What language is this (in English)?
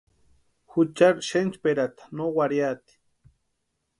Western Highland Purepecha